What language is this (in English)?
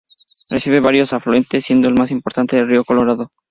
Spanish